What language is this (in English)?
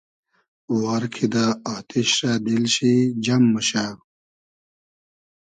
Hazaragi